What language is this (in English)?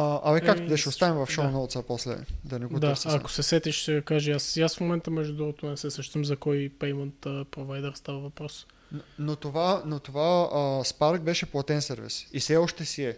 Bulgarian